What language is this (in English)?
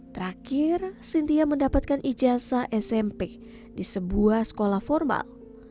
Indonesian